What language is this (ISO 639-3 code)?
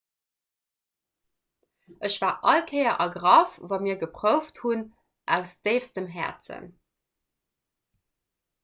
ltz